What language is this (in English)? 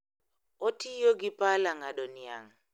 Luo (Kenya and Tanzania)